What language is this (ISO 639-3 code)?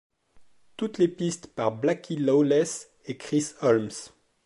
fra